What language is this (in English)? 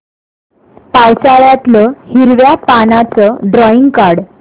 Marathi